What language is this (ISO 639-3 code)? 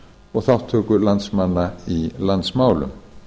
isl